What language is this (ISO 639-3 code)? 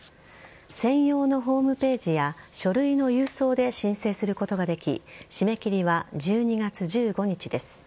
jpn